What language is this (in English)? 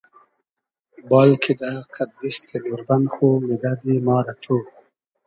Hazaragi